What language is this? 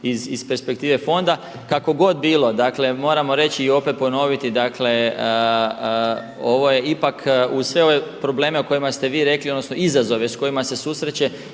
Croatian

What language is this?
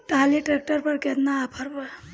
Bhojpuri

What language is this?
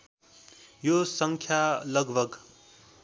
Nepali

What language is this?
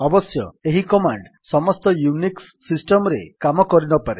Odia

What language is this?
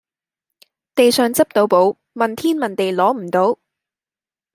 Cantonese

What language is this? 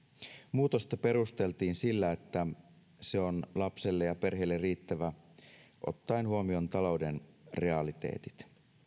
Finnish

